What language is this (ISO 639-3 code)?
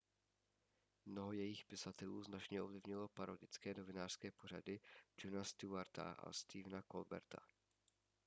ces